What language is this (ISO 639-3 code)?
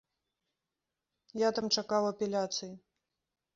bel